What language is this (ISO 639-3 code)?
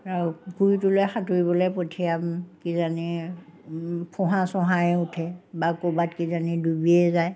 asm